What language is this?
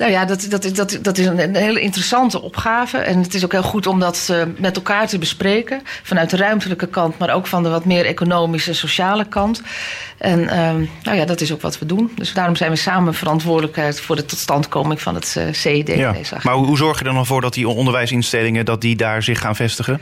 Dutch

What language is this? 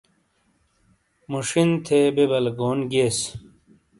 Shina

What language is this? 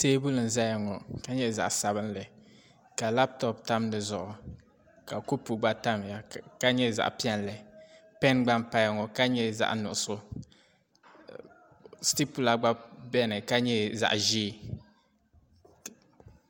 Dagbani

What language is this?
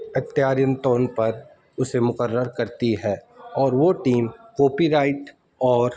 Urdu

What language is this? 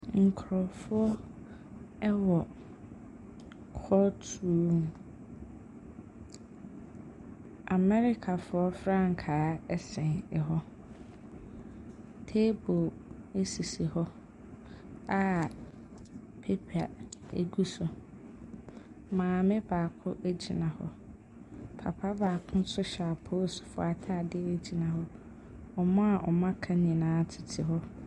Akan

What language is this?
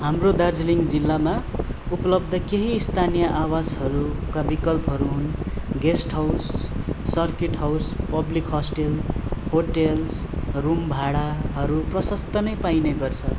Nepali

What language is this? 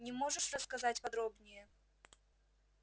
Russian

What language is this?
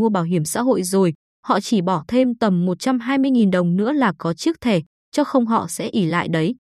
Vietnamese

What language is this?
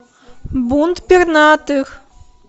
Russian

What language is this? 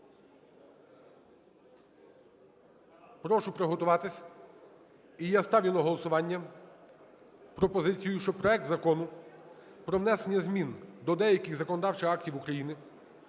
Ukrainian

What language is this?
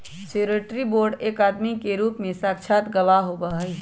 Magahi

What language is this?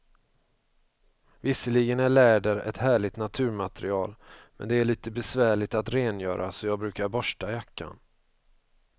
Swedish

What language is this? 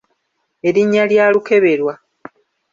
Ganda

